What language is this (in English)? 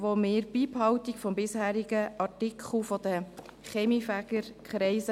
Swiss German